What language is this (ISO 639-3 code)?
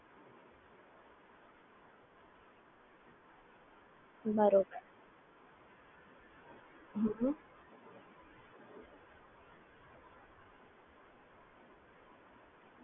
guj